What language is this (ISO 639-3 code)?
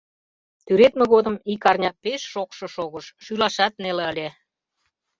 chm